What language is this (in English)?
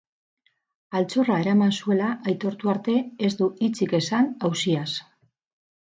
Basque